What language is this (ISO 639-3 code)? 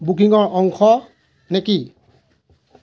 asm